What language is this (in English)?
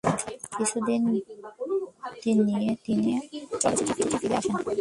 Bangla